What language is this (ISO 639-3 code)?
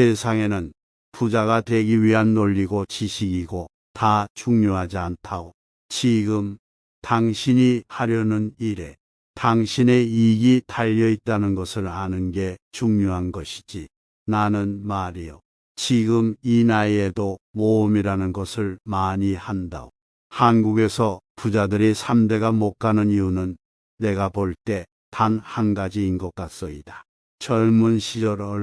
kor